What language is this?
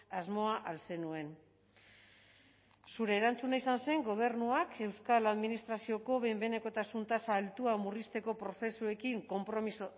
Basque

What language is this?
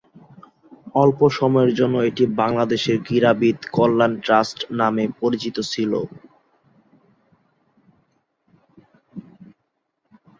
Bangla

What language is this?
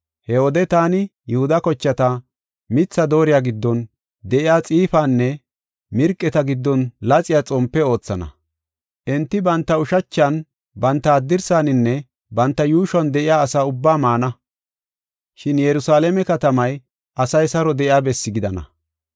Gofa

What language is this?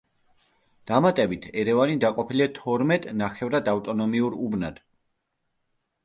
Georgian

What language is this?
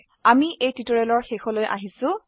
Assamese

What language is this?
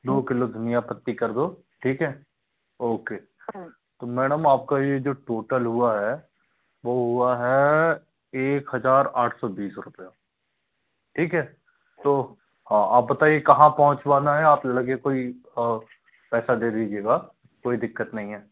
Hindi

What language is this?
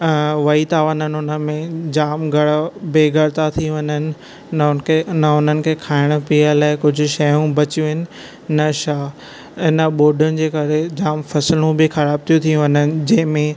Sindhi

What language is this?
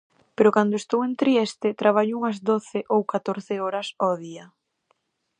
Galician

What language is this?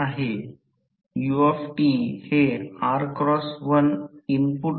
Marathi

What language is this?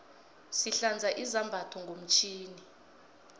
South Ndebele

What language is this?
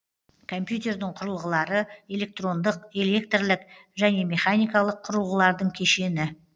Kazakh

